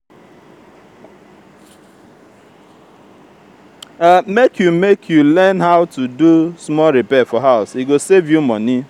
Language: Nigerian Pidgin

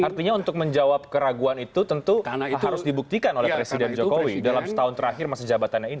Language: Indonesian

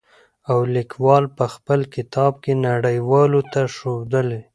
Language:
Pashto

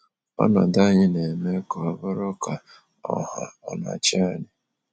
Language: Igbo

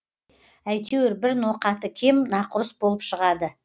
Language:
Kazakh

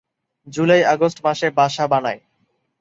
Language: Bangla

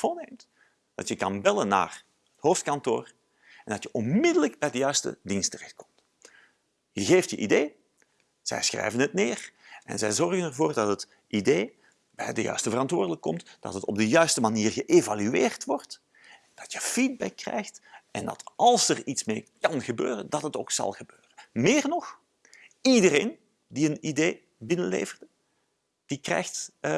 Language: Dutch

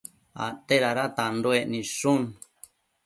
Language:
Matsés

